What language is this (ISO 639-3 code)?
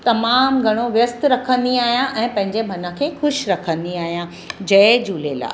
snd